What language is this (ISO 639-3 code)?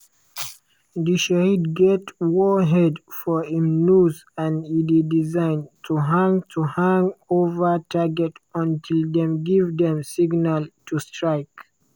pcm